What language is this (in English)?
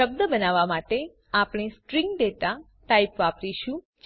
Gujarati